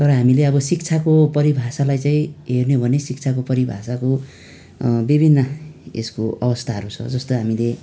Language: Nepali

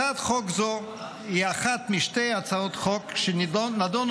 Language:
Hebrew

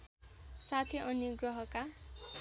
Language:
Nepali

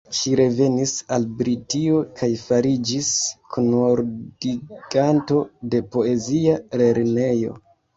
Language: Esperanto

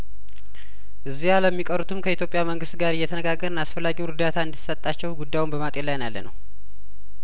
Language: Amharic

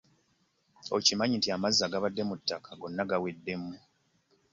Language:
Ganda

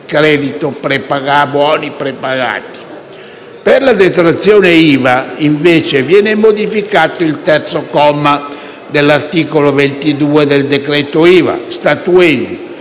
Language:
Italian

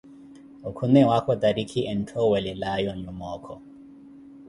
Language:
Koti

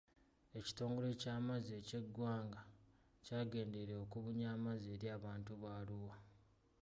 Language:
Ganda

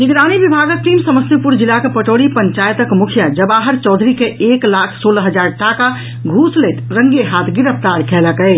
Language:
Maithili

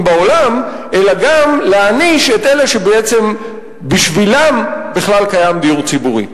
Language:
Hebrew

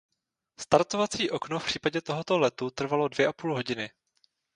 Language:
Czech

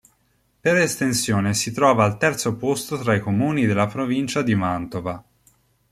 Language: Italian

